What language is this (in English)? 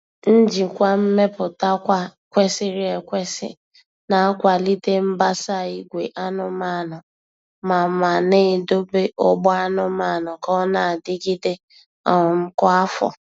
Igbo